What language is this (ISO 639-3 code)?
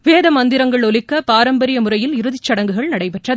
tam